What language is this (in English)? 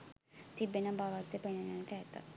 Sinhala